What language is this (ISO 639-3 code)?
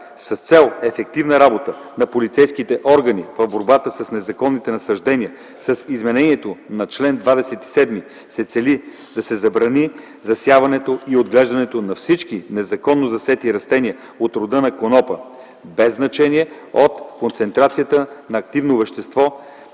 bul